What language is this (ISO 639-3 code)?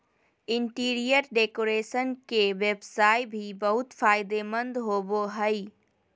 mag